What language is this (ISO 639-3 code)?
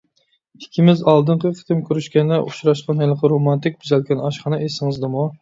uig